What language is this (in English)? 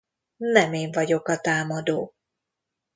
Hungarian